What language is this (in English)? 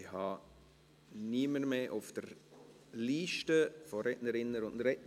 Swiss German